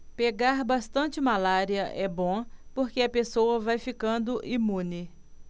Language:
Portuguese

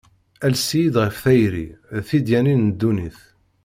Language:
Kabyle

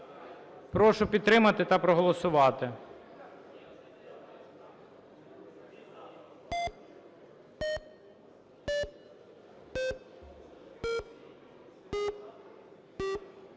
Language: Ukrainian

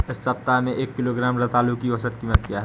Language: Hindi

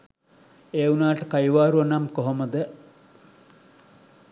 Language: Sinhala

